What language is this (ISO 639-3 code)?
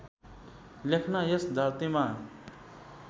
nep